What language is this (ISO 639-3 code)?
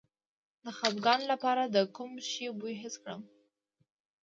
pus